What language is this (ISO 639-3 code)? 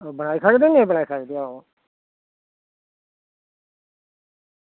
doi